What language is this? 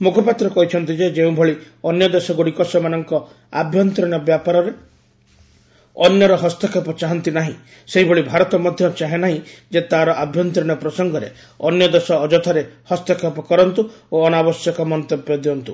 Odia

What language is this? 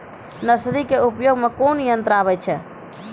Maithili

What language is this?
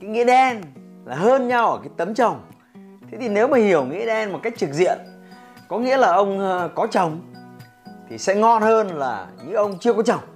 Vietnamese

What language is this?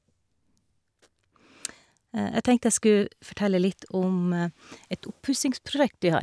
Norwegian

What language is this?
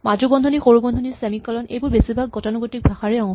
Assamese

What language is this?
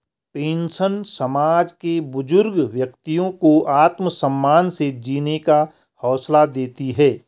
Hindi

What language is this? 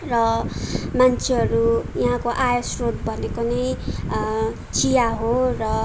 Nepali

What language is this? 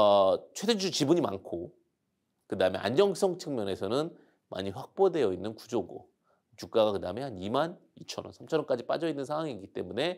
Korean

